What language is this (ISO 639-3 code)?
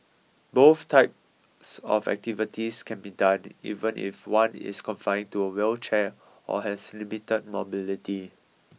eng